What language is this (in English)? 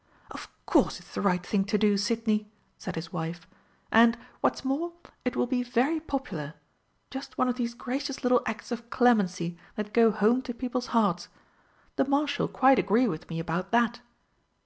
English